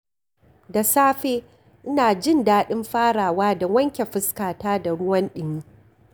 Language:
Hausa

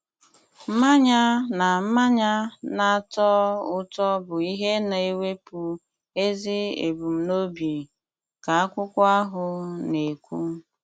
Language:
Igbo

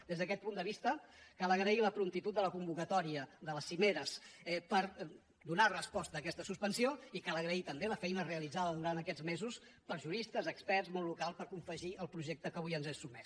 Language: Catalan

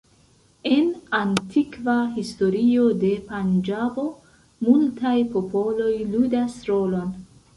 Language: Esperanto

